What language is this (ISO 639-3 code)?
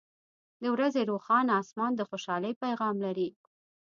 pus